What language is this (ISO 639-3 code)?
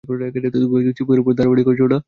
ben